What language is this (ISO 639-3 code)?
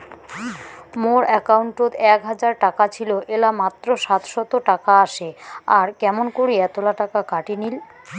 ben